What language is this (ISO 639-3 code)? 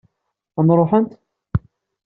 kab